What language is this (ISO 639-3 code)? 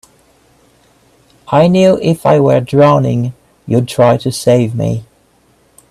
eng